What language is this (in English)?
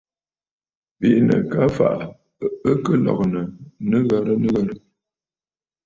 Bafut